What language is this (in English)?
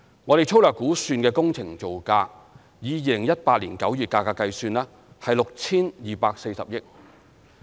Cantonese